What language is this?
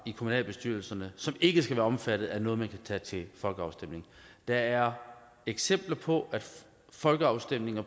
Danish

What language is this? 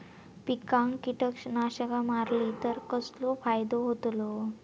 Marathi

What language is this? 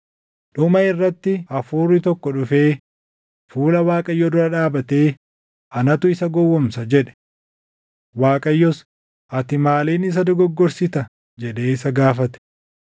Oromo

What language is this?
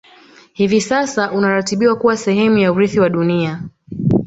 Swahili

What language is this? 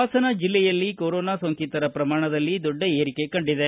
Kannada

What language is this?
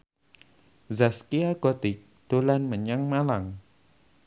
Javanese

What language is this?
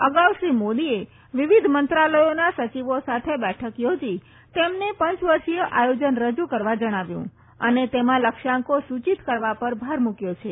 Gujarati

